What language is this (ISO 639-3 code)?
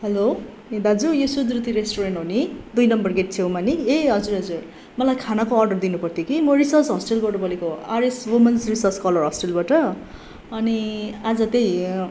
nep